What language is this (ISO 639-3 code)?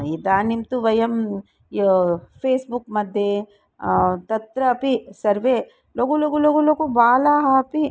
san